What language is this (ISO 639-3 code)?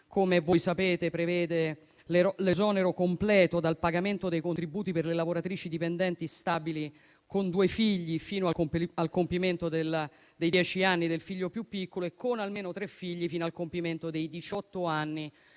ita